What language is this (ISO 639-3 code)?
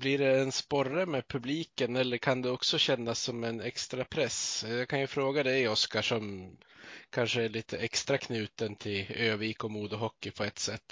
swe